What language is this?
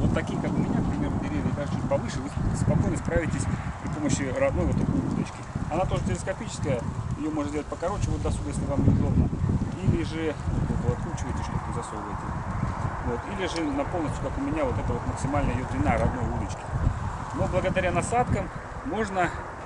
Russian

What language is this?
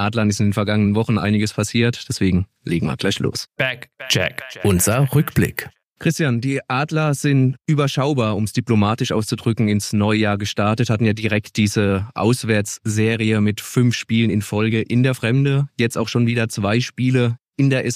German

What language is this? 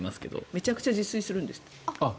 Japanese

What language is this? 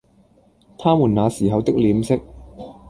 Cantonese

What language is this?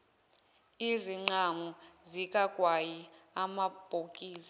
Zulu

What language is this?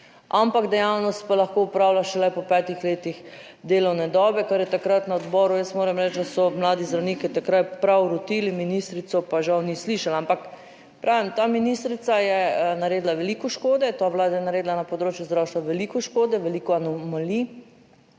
Slovenian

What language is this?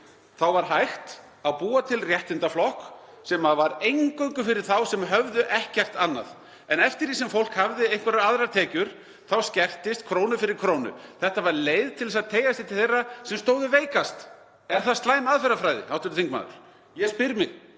Icelandic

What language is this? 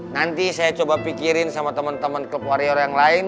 Indonesian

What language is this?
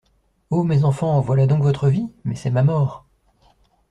French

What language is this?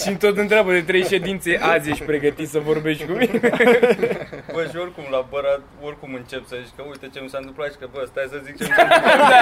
Romanian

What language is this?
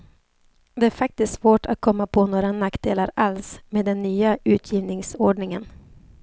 Swedish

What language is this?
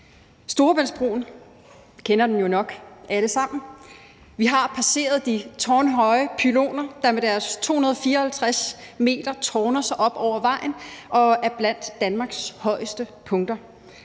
Danish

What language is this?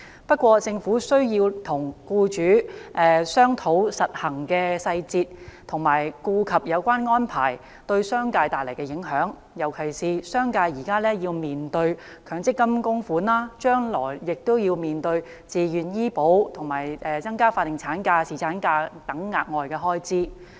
Cantonese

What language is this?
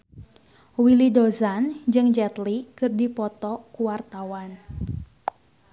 Sundanese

